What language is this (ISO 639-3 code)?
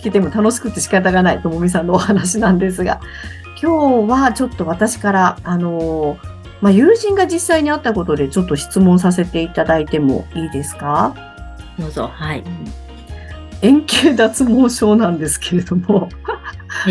jpn